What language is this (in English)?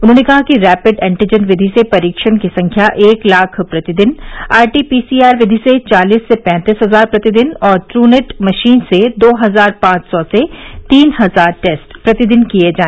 Hindi